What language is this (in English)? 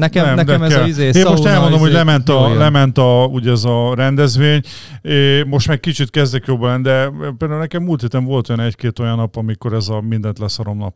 Hungarian